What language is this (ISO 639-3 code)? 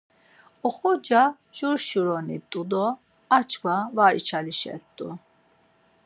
lzz